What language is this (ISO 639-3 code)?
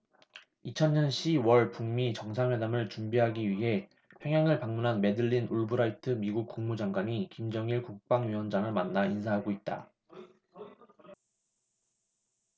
kor